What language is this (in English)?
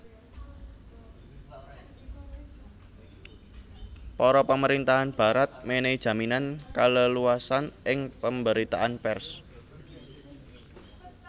Javanese